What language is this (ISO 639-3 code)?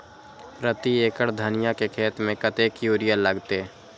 mai